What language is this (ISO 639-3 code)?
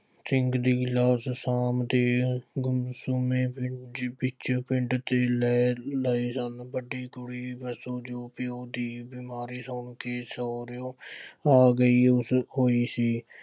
pan